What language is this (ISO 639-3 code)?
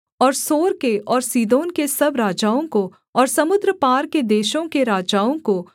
hin